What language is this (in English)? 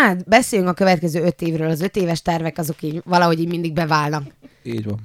Hungarian